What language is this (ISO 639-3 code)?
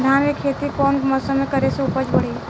bho